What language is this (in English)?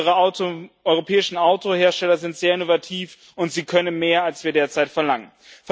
German